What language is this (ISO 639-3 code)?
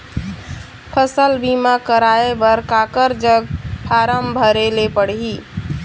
hne